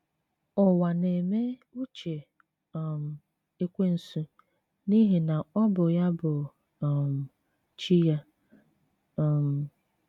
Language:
Igbo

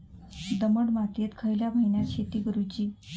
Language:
Marathi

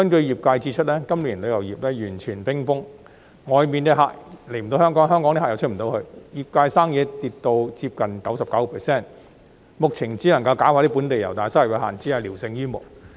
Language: Cantonese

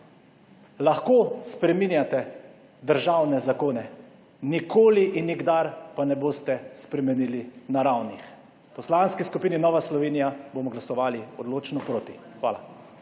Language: Slovenian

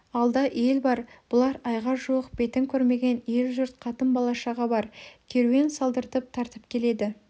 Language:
Kazakh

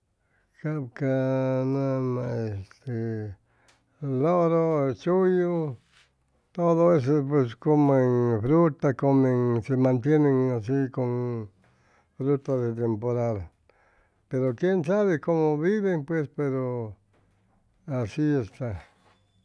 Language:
Chimalapa Zoque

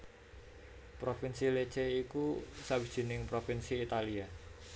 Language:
Javanese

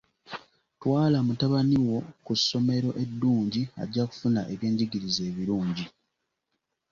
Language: Ganda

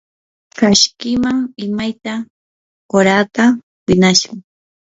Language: Yanahuanca Pasco Quechua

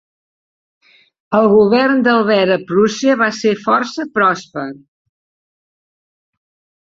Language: Catalan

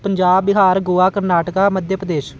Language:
Punjabi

